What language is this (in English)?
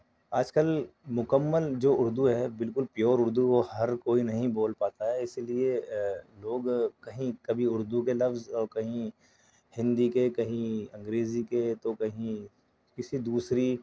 Urdu